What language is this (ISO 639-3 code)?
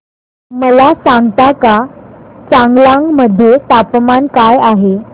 mar